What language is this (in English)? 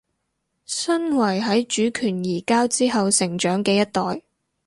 Cantonese